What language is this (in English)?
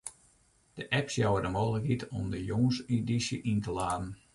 Western Frisian